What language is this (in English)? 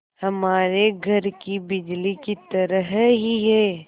Hindi